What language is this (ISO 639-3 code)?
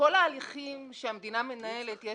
heb